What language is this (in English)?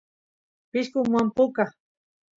Santiago del Estero Quichua